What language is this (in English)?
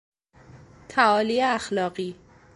Persian